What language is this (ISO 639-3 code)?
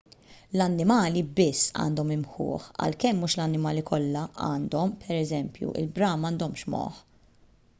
mlt